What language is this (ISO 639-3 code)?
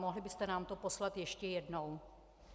ces